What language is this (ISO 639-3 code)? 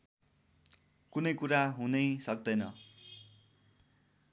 nep